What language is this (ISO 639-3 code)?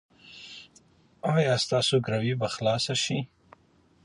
pus